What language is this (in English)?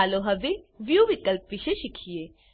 Gujarati